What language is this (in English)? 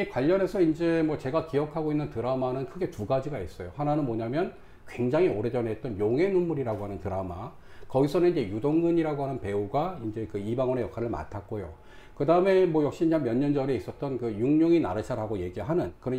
Korean